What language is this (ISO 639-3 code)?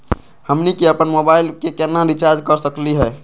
mag